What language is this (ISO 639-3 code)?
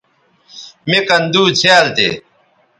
btv